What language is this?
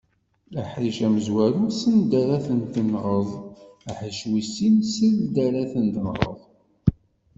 Kabyle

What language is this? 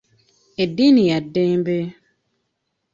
Ganda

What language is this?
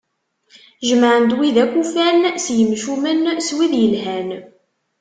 Kabyle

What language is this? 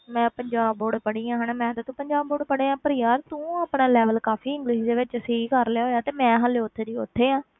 Punjabi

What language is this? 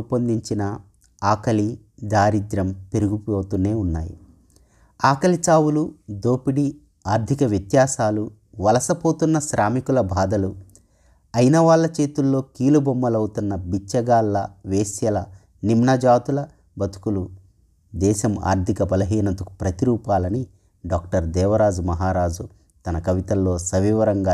Telugu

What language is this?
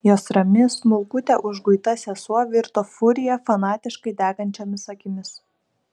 Lithuanian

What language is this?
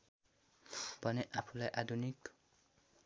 Nepali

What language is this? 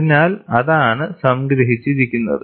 Malayalam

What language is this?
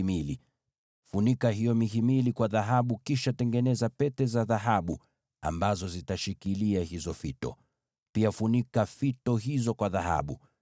Swahili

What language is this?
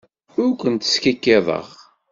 Kabyle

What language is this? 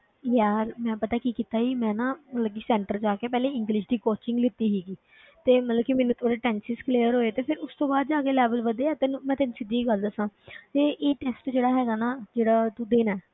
Punjabi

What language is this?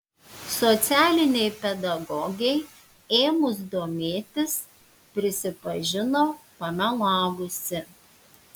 Lithuanian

